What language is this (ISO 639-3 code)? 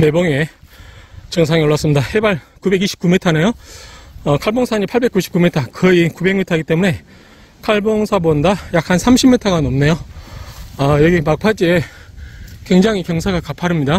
kor